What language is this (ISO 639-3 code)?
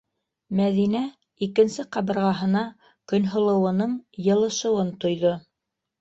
bak